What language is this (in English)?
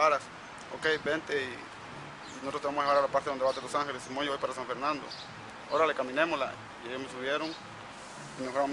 Spanish